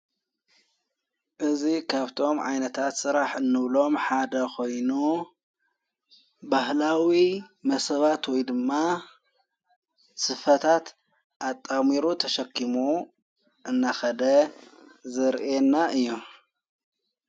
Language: Tigrinya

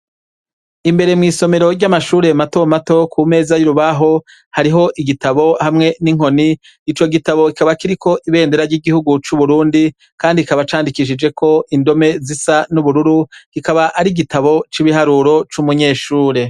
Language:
Rundi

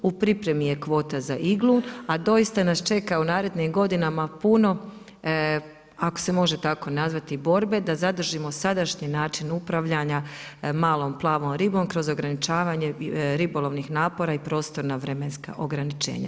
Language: Croatian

